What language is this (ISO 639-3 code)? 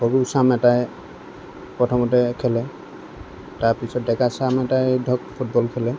asm